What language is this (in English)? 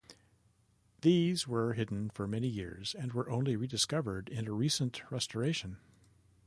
English